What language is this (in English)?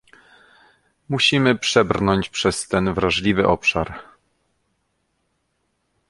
Polish